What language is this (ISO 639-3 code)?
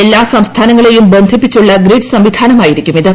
mal